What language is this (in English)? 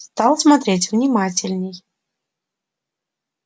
Russian